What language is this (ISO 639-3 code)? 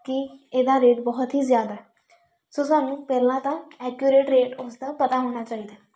pan